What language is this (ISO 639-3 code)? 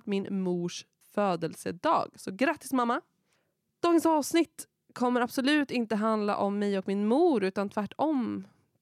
swe